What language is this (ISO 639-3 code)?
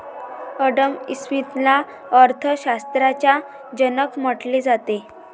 mar